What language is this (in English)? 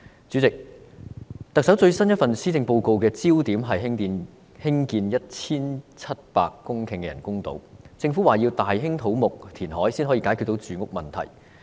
Cantonese